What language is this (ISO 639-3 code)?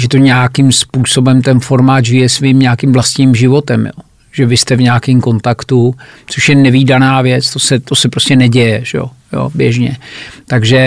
ces